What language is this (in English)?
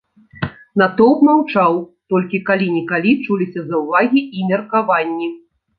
Belarusian